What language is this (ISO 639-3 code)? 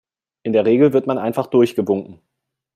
deu